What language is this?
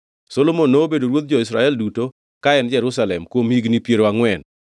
Luo (Kenya and Tanzania)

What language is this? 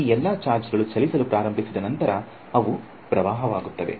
Kannada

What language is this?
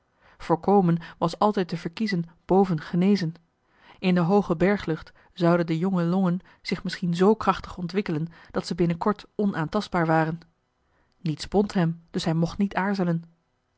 Dutch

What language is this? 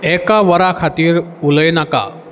Konkani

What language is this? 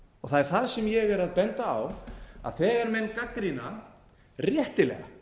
Icelandic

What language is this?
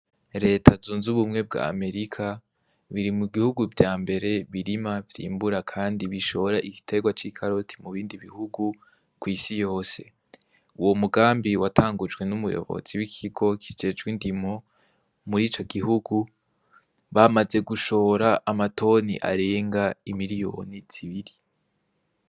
Rundi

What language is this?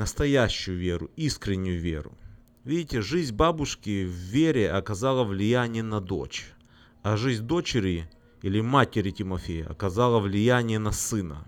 Russian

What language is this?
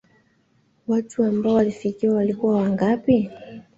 Swahili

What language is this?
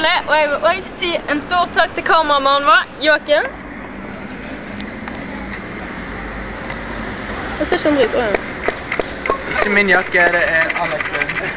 Norwegian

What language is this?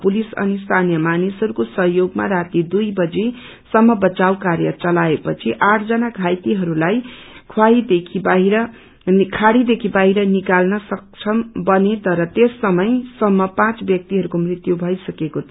Nepali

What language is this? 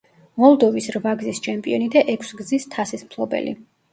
Georgian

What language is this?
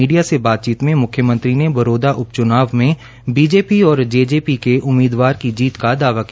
Hindi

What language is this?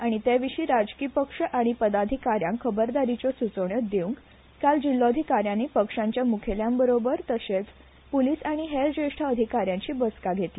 Konkani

